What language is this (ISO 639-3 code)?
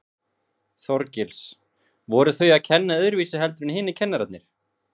isl